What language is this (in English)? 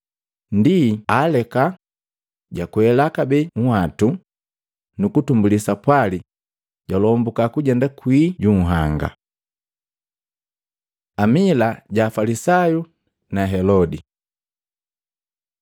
Matengo